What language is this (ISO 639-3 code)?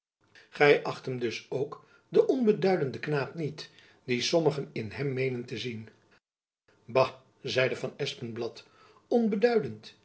nld